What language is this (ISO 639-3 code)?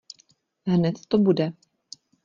ces